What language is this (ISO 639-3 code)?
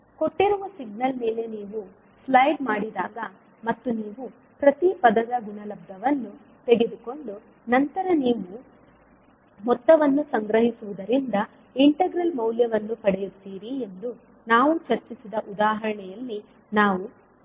kan